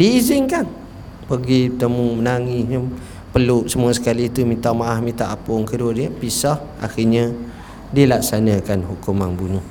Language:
Malay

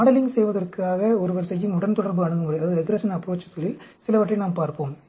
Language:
Tamil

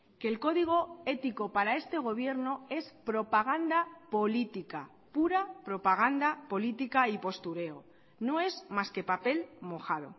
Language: Spanish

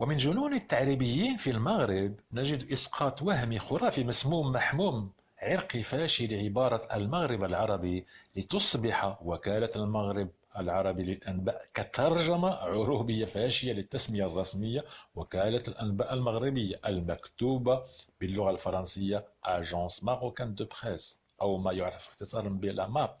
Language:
Arabic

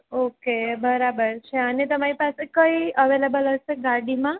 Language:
Gujarati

